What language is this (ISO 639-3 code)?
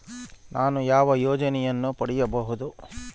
kan